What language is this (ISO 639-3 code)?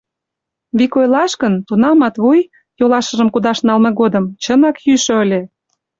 chm